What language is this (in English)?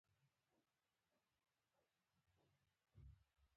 Pashto